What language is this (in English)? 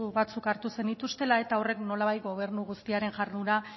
Basque